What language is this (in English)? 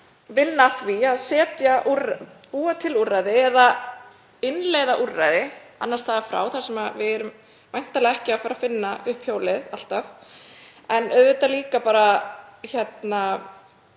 Icelandic